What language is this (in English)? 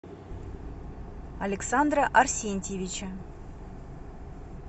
Russian